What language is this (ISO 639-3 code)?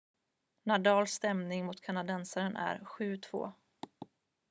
swe